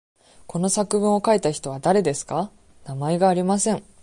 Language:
Japanese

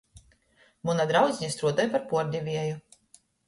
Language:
Latgalian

